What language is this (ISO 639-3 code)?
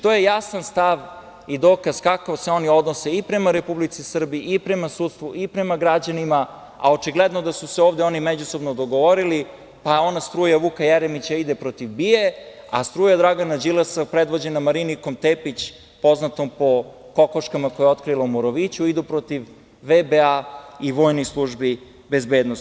srp